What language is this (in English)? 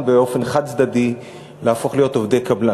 Hebrew